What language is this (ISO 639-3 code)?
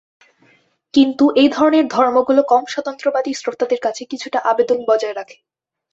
ben